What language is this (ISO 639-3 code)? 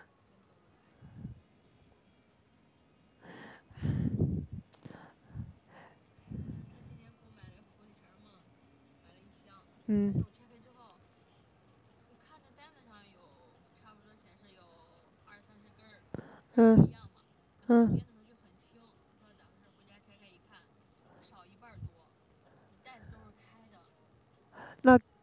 zho